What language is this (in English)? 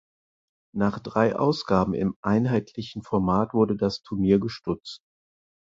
German